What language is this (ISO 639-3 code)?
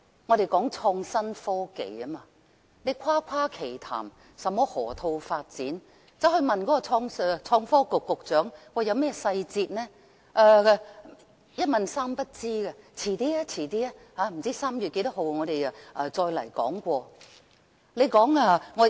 yue